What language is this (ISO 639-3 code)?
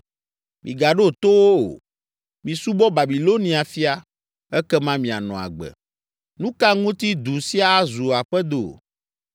ewe